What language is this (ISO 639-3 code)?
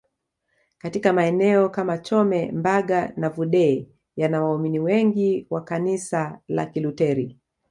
swa